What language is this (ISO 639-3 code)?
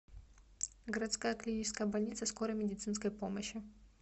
rus